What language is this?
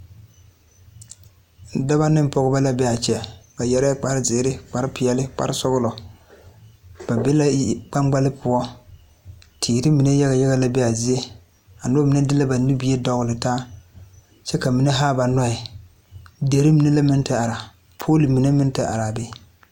Southern Dagaare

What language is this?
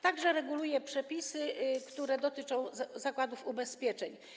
Polish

